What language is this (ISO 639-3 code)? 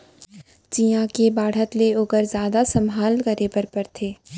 hne